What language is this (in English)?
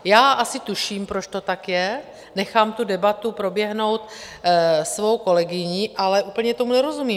Czech